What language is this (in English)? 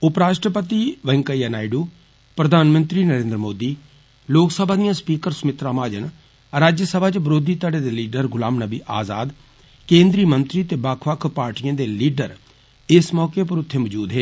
Dogri